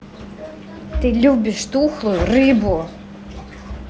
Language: Russian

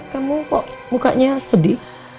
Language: Indonesian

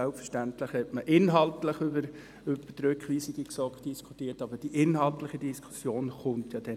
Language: Swiss German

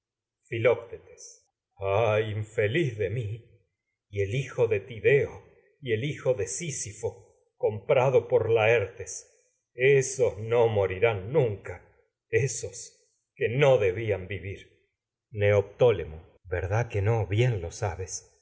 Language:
Spanish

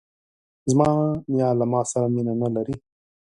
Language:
Pashto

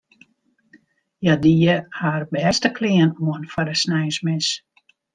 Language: Western Frisian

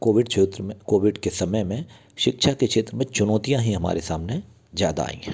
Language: Hindi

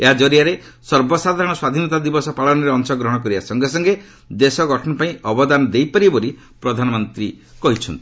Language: Odia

